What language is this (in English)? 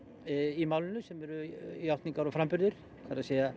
Icelandic